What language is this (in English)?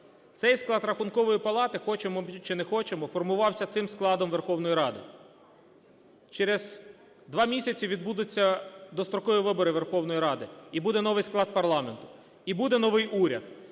Ukrainian